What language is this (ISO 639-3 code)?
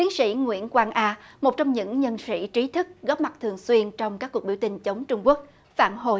vie